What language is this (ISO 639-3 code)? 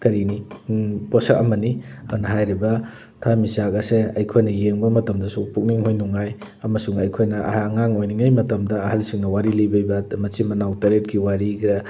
mni